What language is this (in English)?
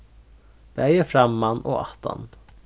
Faroese